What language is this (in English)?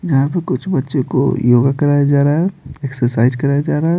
Hindi